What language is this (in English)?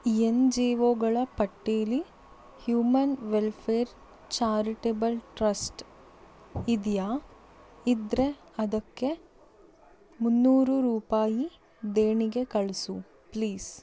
Kannada